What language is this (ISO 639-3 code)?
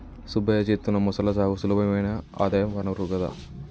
tel